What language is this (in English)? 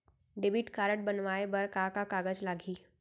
Chhattisgarhi